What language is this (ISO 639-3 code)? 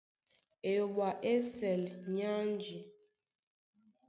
dua